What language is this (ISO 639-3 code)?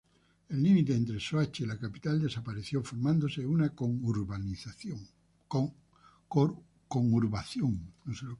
spa